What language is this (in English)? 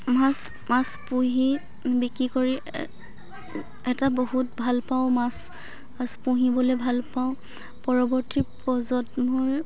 Assamese